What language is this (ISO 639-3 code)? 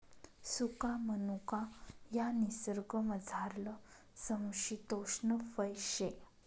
mar